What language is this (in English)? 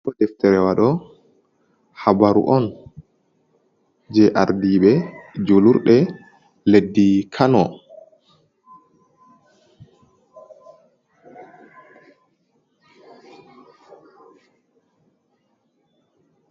Fula